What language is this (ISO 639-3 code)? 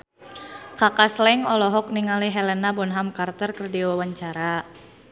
sun